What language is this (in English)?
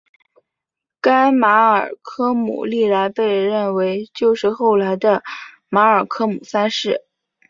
Chinese